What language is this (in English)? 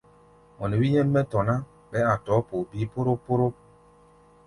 Gbaya